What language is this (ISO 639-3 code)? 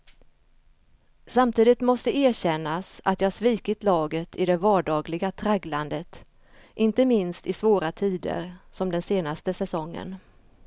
swe